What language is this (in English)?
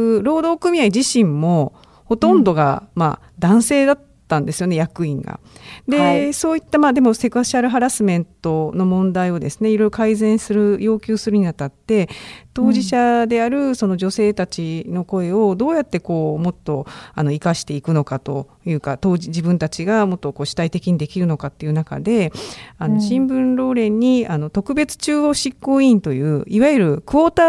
Japanese